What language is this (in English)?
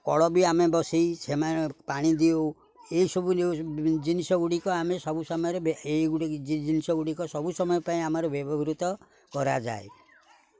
Odia